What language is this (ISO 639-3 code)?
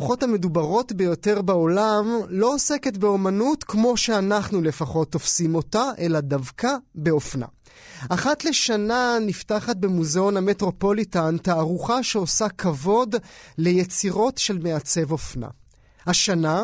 heb